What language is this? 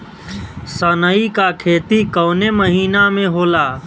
Bhojpuri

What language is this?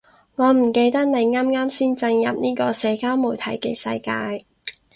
Cantonese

